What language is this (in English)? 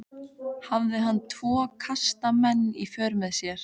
Icelandic